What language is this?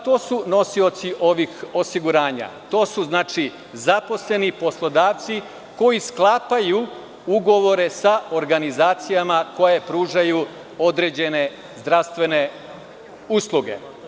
Serbian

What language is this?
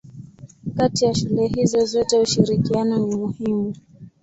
Swahili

